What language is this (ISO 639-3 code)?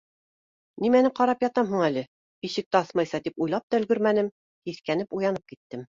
bak